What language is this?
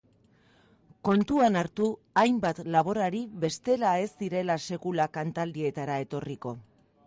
Basque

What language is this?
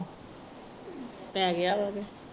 Punjabi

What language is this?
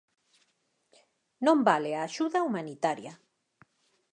Galician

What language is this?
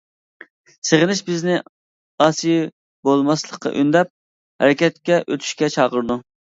Uyghur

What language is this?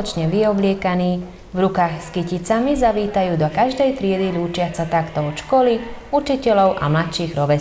Hungarian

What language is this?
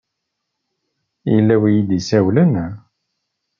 Kabyle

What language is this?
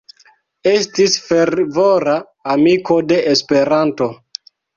Esperanto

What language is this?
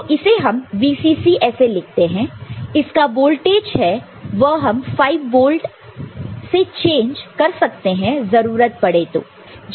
Hindi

